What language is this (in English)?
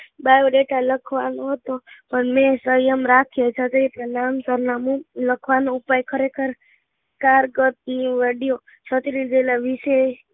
Gujarati